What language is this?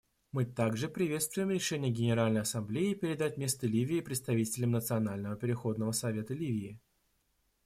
Russian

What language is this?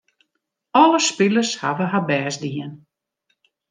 Western Frisian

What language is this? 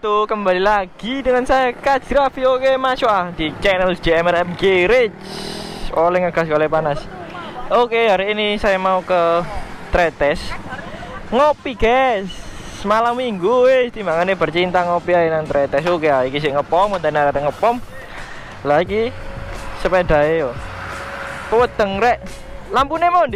Indonesian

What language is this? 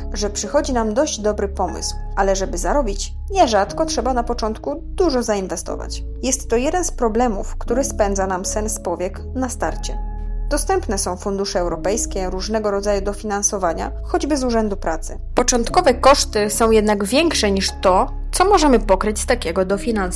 Polish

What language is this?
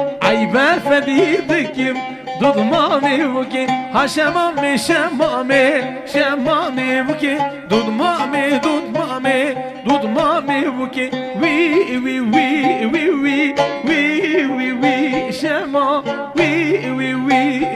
Arabic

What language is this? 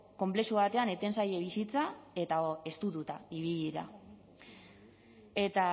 Basque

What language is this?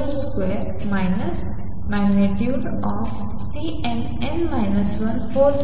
Marathi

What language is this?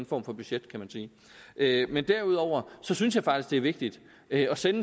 Danish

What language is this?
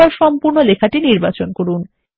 Bangla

